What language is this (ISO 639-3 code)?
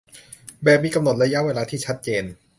tha